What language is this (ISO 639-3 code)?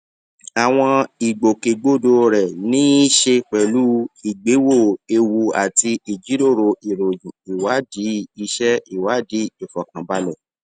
yor